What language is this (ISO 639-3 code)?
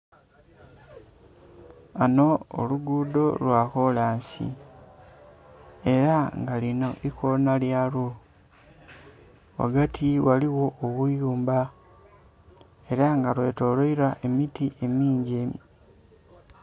xog